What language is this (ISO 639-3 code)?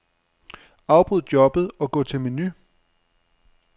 dan